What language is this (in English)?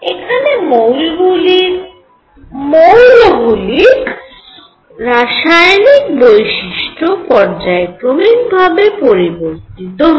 Bangla